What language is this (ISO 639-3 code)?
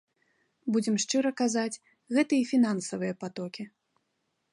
bel